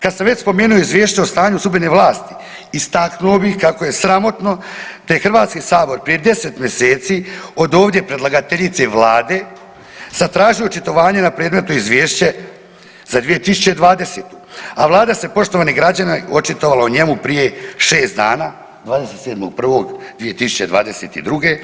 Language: Croatian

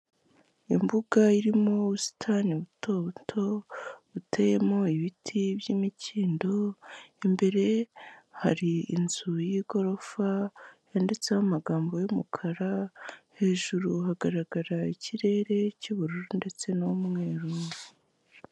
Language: Kinyarwanda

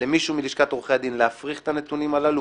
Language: Hebrew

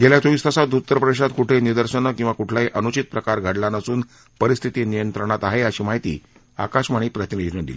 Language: Marathi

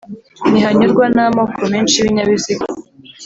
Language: Kinyarwanda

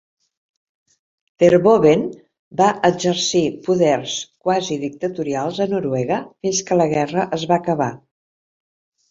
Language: Catalan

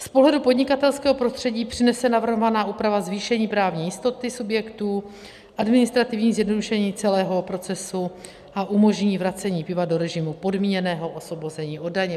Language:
Czech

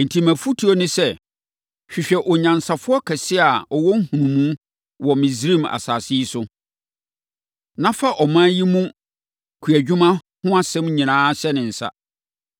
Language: Akan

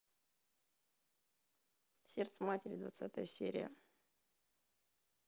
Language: Russian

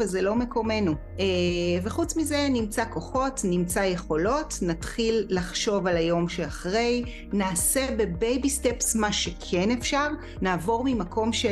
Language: Hebrew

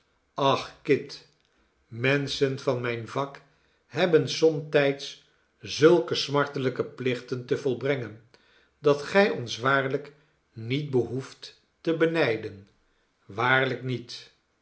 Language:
Dutch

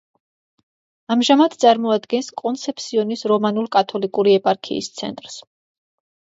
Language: Georgian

